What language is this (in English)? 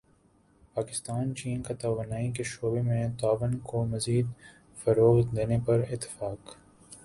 Urdu